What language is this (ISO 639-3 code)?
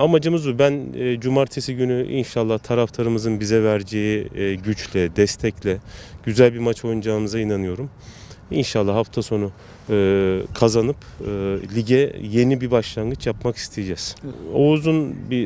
tur